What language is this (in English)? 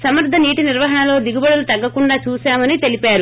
Telugu